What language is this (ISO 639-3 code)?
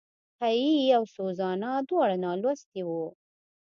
pus